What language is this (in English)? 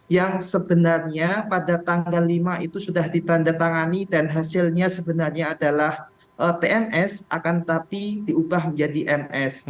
Indonesian